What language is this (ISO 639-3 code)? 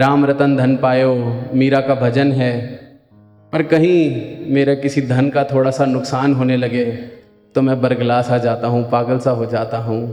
hin